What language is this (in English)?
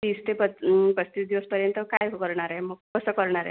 Marathi